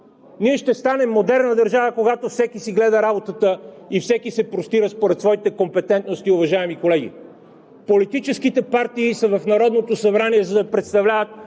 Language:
Bulgarian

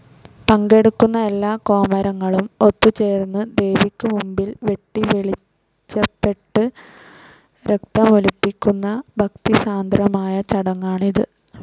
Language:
Malayalam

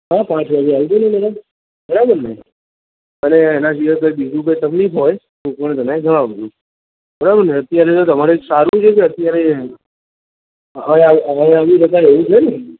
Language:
Gujarati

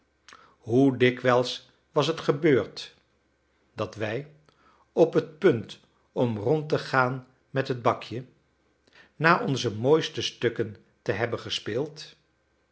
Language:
Dutch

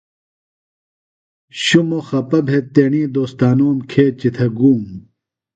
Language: Phalura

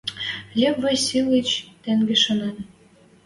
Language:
Western Mari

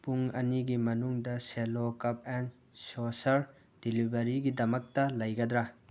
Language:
Manipuri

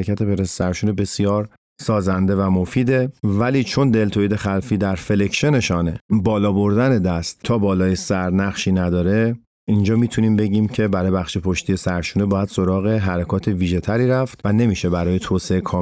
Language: Persian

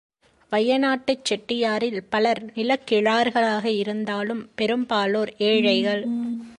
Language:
Tamil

